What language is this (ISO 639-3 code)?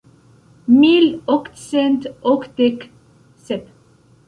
epo